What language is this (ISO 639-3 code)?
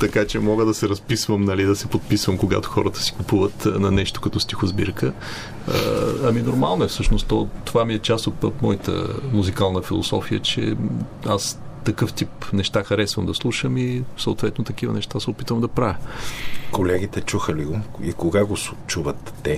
bul